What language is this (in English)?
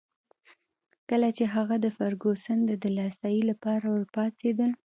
Pashto